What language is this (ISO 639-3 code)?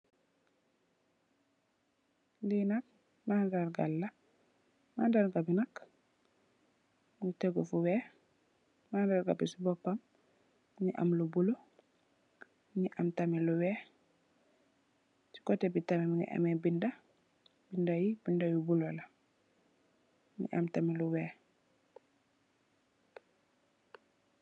wol